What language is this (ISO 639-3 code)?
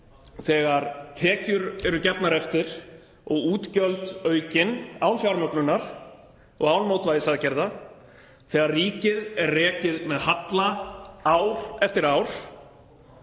isl